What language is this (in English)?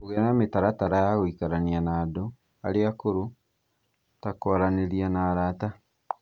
Kikuyu